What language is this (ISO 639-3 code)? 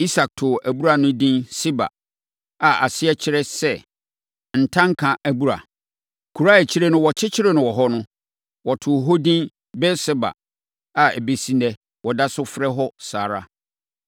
aka